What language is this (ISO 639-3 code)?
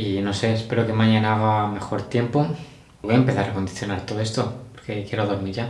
spa